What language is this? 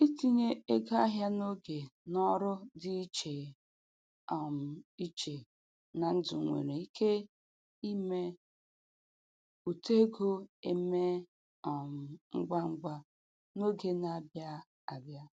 Igbo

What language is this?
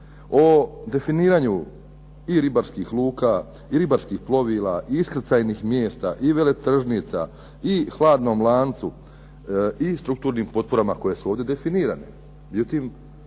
Croatian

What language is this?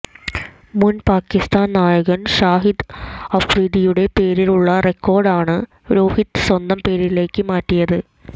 Malayalam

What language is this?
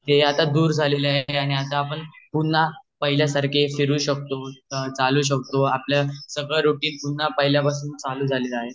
Marathi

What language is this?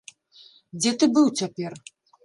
Belarusian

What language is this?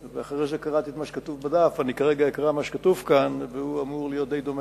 Hebrew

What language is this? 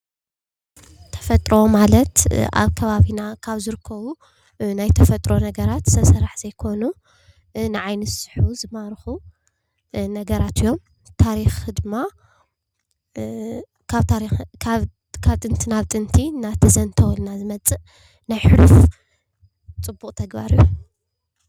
Tigrinya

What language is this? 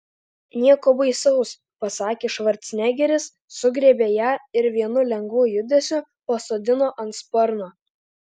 Lithuanian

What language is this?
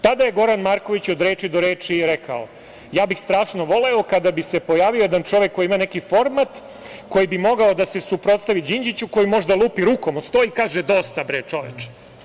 Serbian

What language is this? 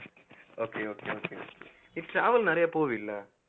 Tamil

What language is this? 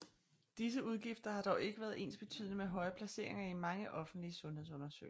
Danish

